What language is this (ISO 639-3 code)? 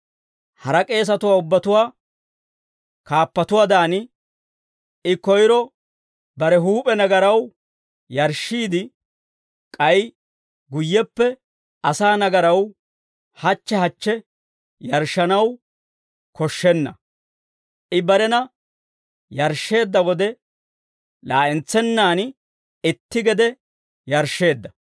dwr